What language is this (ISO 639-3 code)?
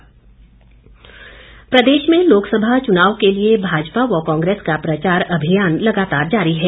hin